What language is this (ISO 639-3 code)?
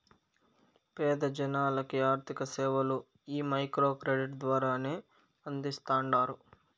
tel